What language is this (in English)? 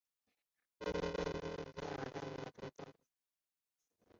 Chinese